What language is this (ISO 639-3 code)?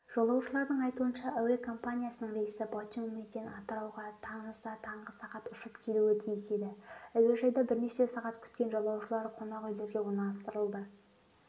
kaz